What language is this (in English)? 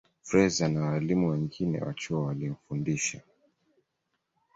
Swahili